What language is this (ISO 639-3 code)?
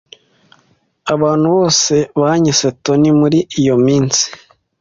kin